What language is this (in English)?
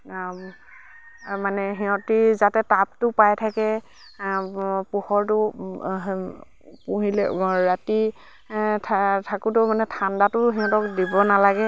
Assamese